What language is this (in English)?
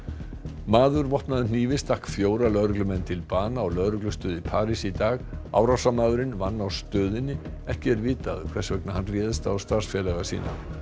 Icelandic